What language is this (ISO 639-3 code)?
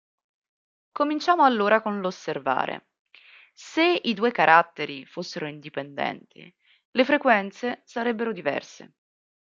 ita